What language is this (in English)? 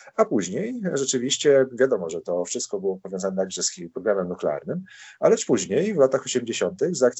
Polish